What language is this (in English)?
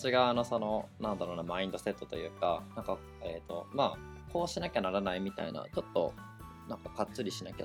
Japanese